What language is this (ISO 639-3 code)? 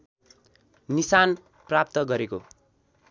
nep